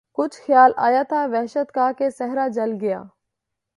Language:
Urdu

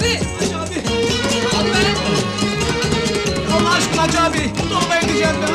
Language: Turkish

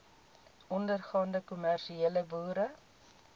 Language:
Afrikaans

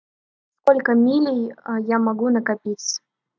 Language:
Russian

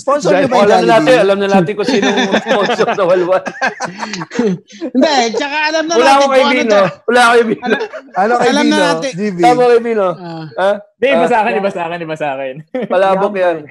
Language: Filipino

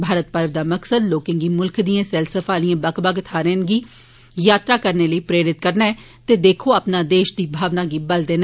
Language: Dogri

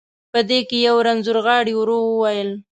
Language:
Pashto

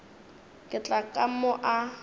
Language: Northern Sotho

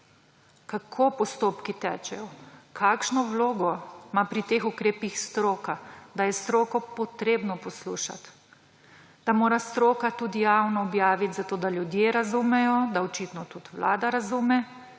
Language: Slovenian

